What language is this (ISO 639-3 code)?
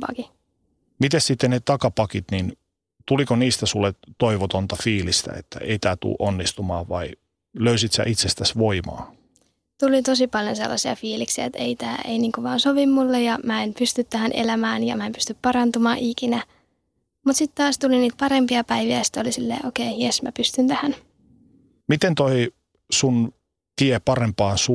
fin